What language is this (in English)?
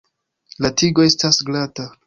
Esperanto